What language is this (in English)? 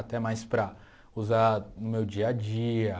Portuguese